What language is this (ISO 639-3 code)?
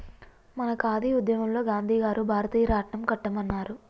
tel